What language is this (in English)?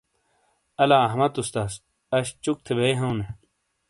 Shina